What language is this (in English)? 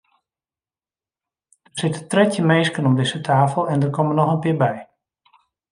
Western Frisian